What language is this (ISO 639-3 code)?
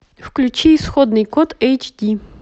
rus